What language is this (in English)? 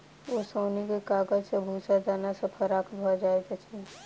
Maithili